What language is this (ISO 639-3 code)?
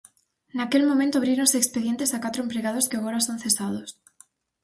glg